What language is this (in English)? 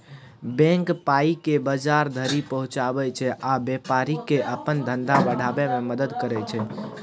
Maithili